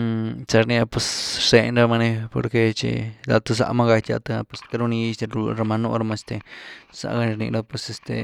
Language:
Güilá Zapotec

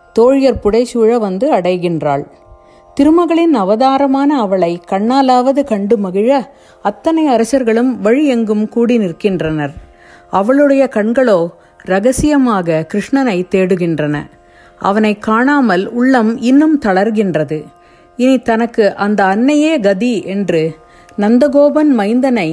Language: Tamil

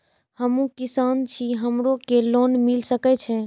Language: Maithili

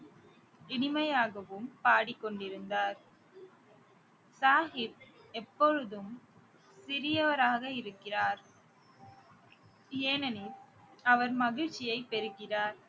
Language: Tamil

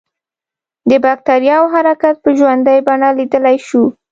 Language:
Pashto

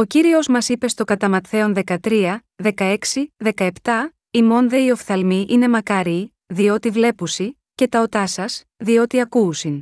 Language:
Greek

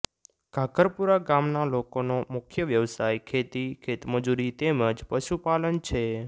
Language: Gujarati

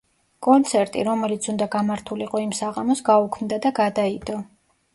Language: Georgian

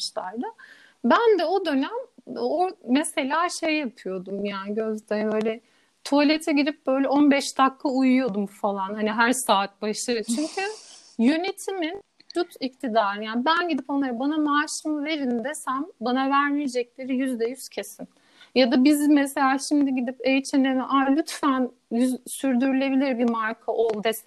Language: Turkish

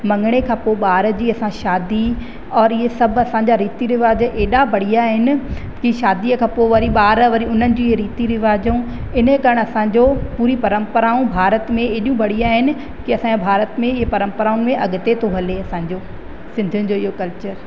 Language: Sindhi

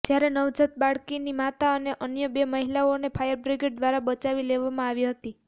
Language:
Gujarati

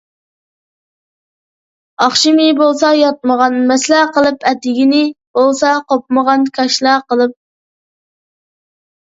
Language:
Uyghur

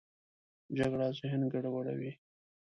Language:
Pashto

